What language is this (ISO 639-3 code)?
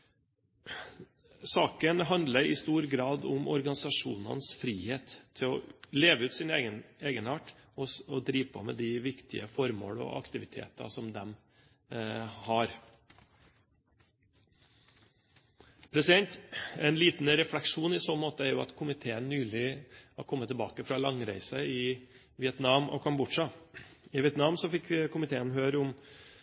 nob